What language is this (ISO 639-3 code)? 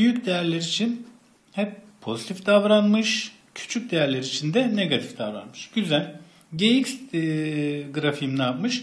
tur